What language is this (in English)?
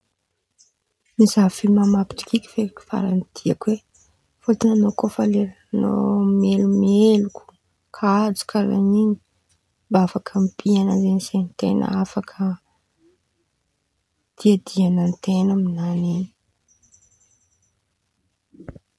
Antankarana Malagasy